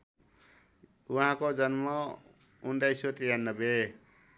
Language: Nepali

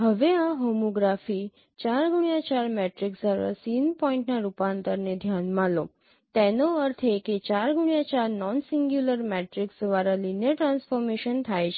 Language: Gujarati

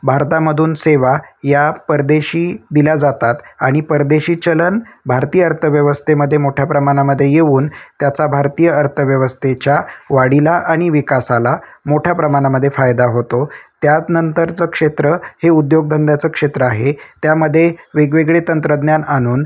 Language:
Marathi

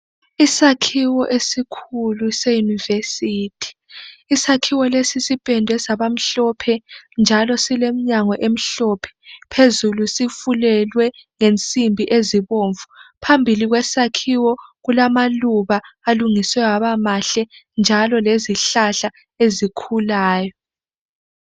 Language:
North Ndebele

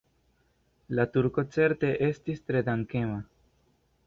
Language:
Esperanto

